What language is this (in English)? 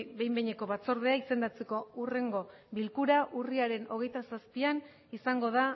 Basque